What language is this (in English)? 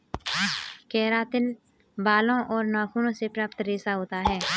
Hindi